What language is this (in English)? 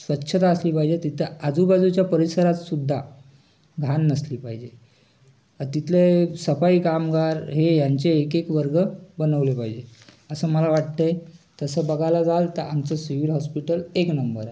Marathi